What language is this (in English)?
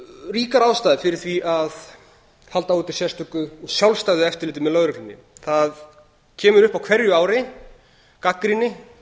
Icelandic